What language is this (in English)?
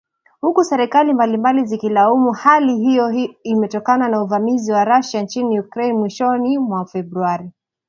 Swahili